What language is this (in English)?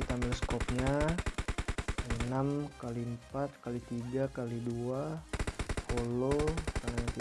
Indonesian